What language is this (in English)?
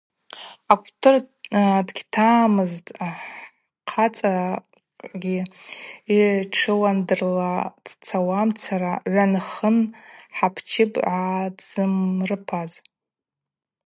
Abaza